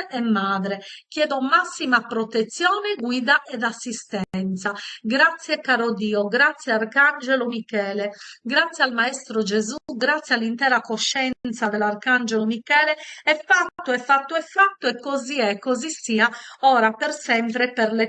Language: Italian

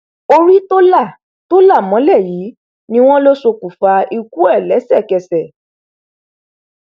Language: Yoruba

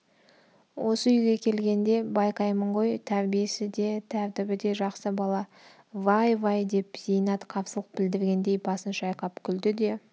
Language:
Kazakh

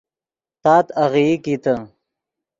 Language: Yidgha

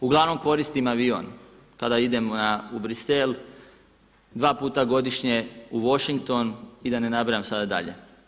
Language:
Croatian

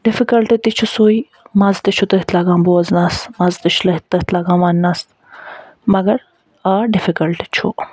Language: Kashmiri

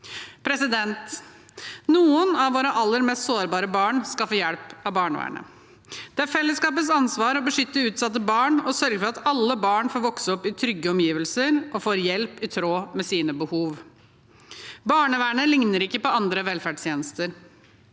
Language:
Norwegian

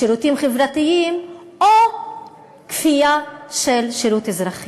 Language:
Hebrew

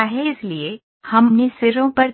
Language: Hindi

